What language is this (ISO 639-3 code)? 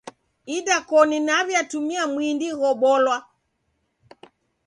dav